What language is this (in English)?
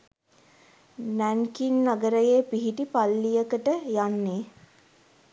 Sinhala